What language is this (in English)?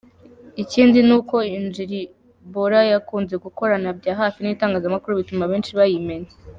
Kinyarwanda